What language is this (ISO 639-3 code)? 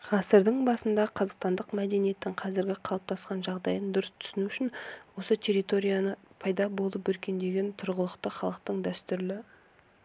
kaz